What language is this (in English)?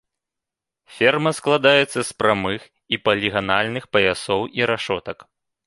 Belarusian